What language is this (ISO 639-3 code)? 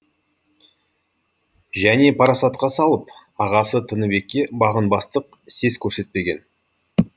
kaz